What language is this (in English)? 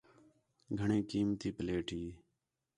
Khetrani